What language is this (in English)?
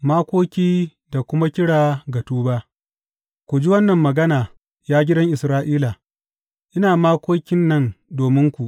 Hausa